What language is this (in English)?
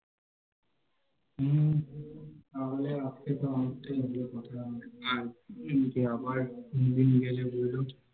Bangla